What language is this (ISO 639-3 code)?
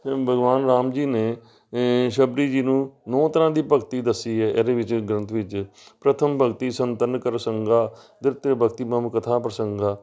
pan